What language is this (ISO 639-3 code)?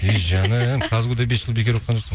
kaz